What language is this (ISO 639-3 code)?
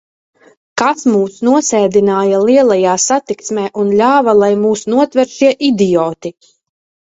lav